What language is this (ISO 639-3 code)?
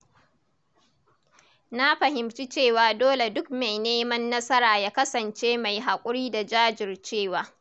hau